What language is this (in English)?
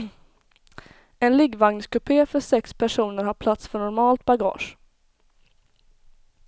Swedish